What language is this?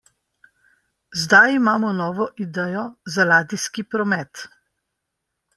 Slovenian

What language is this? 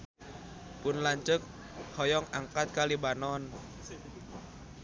Sundanese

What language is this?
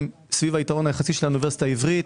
Hebrew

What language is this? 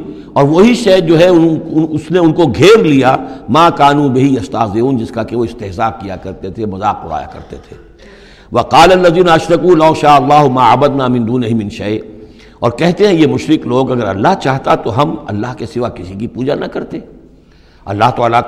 Urdu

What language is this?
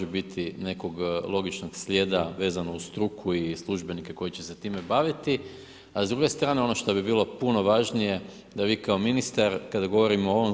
Croatian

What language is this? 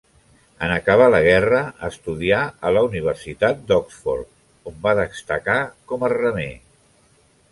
Catalan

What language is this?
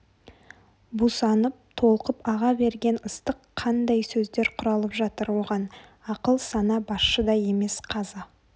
Kazakh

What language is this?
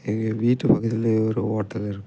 Tamil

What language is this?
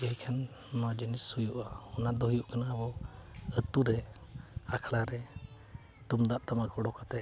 Santali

